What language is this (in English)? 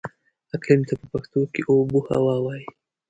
Pashto